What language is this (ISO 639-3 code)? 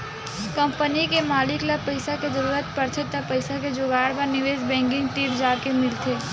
hne